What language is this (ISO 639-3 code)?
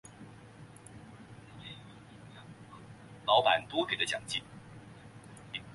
zho